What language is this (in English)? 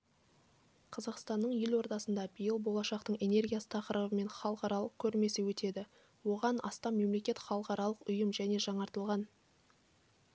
Kazakh